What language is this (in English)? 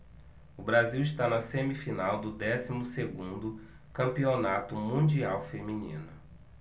Portuguese